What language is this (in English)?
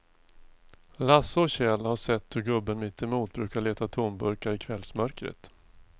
Swedish